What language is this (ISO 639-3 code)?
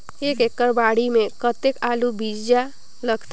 hne